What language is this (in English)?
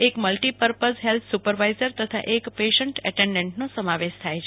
Gujarati